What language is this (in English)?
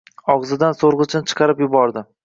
Uzbek